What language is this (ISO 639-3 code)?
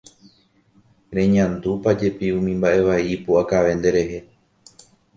grn